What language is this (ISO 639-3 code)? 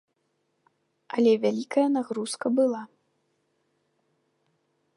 bel